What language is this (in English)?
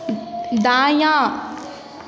Maithili